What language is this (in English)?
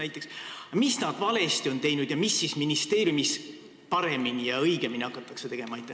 Estonian